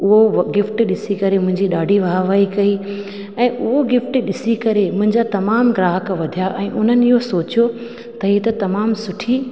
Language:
Sindhi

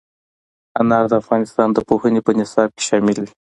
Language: Pashto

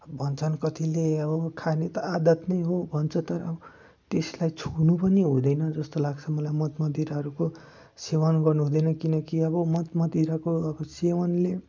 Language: Nepali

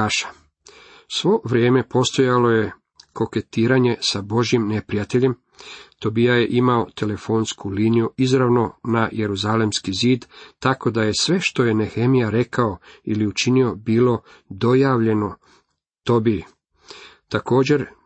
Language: Croatian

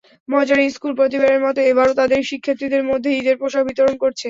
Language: Bangla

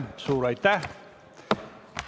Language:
Estonian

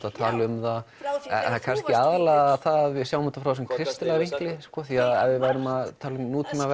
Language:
Icelandic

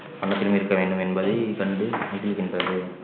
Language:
Tamil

